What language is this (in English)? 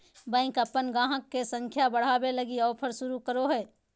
Magahi